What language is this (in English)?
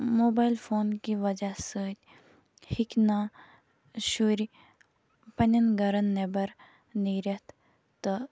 Kashmiri